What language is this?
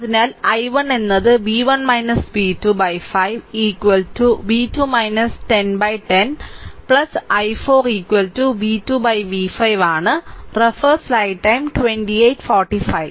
Malayalam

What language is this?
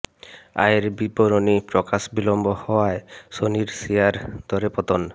Bangla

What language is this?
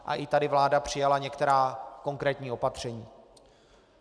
Czech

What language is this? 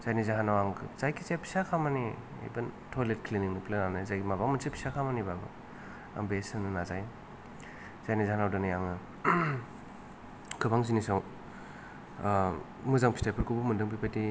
Bodo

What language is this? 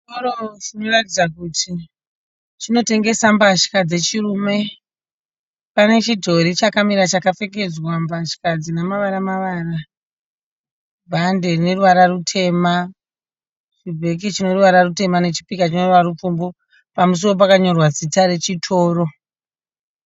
Shona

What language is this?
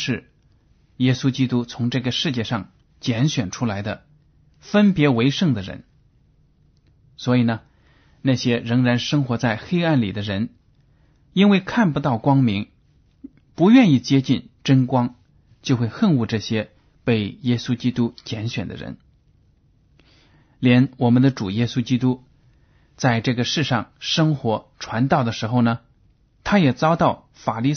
Chinese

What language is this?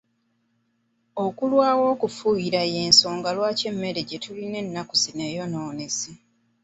Ganda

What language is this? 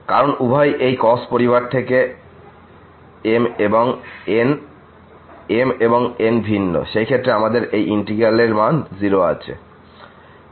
Bangla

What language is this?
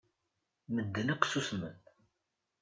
Kabyle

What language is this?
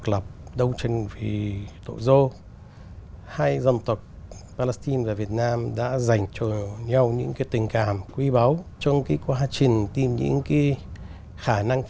Vietnamese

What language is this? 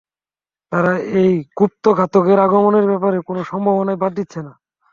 Bangla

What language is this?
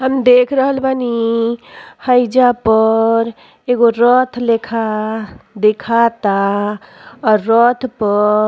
Bhojpuri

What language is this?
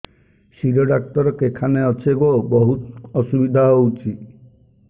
Odia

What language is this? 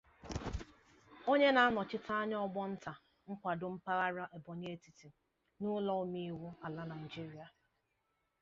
Igbo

